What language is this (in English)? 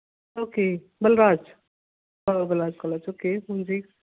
Punjabi